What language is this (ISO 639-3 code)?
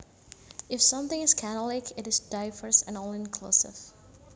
jav